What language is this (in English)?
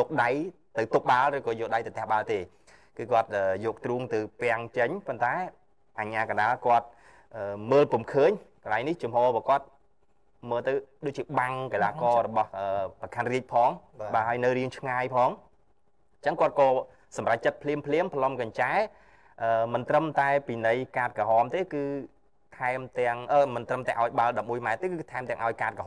Vietnamese